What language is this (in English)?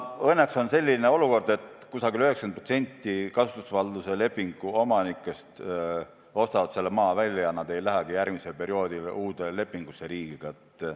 Estonian